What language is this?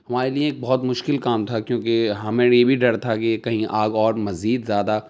Urdu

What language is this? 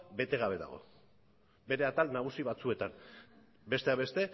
Basque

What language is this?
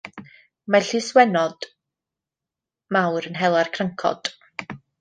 Welsh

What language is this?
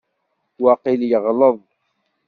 Kabyle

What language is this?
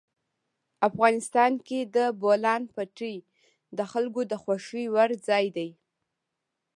Pashto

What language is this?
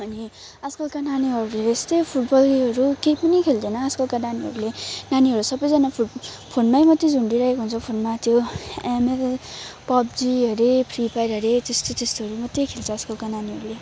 Nepali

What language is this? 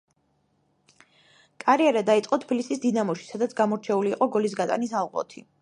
Georgian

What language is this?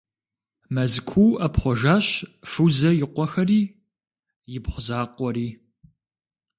Kabardian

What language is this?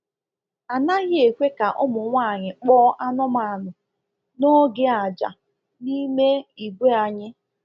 Igbo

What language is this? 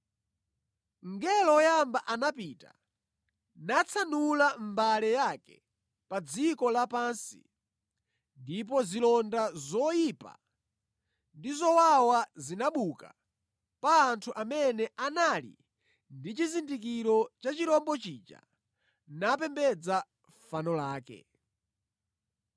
Nyanja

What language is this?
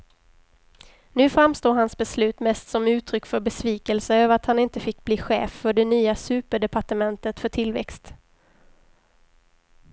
Swedish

